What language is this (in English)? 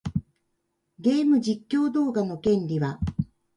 Japanese